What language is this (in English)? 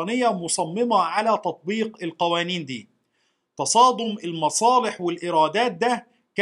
Arabic